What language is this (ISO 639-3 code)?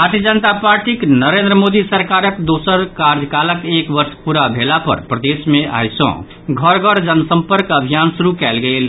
mai